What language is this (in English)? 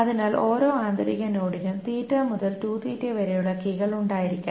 Malayalam